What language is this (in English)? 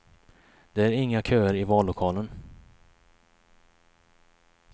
Swedish